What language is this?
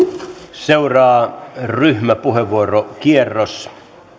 Finnish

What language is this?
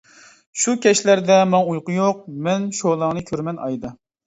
Uyghur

